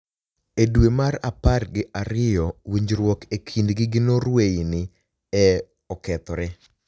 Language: Luo (Kenya and Tanzania)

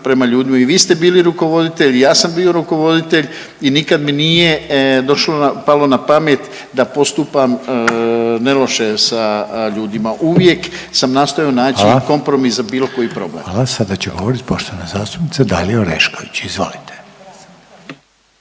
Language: Croatian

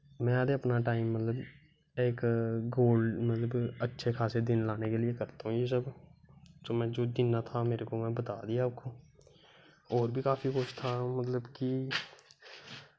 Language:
Dogri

